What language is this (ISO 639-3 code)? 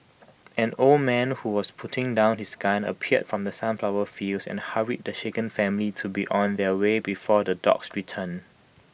eng